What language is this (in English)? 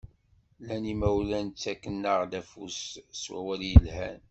Kabyle